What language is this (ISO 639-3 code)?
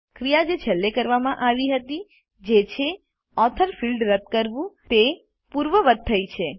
guj